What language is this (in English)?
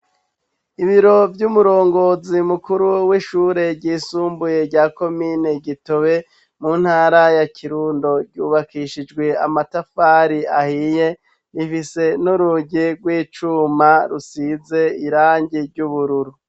Rundi